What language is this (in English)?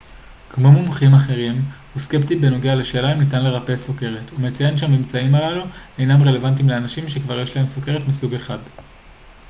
Hebrew